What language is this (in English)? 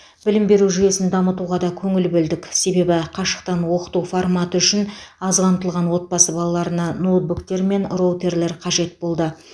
Kazakh